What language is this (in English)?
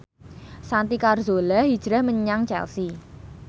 Javanese